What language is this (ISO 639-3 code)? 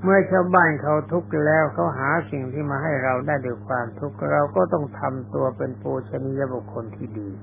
tha